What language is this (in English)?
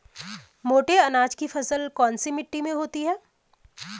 Hindi